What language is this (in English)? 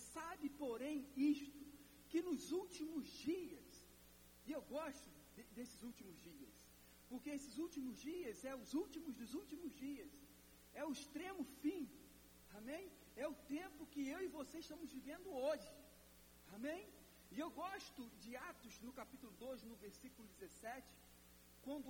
Portuguese